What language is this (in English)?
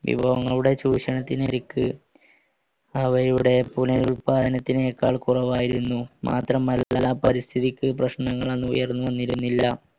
Malayalam